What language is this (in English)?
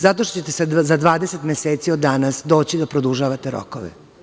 Serbian